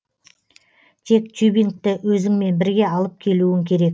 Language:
Kazakh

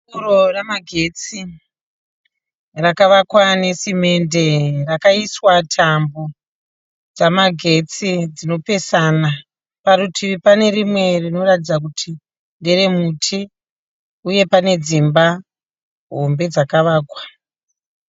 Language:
Shona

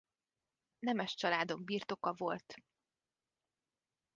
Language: Hungarian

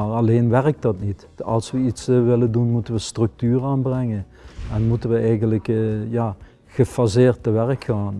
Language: Dutch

